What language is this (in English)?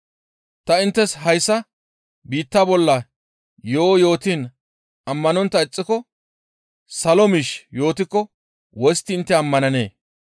Gamo